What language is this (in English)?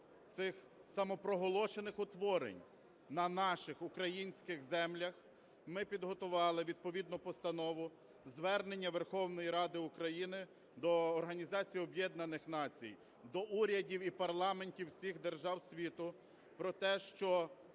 Ukrainian